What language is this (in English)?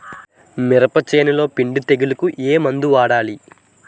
Telugu